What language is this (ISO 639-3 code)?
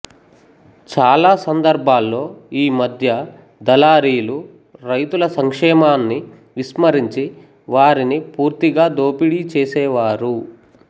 tel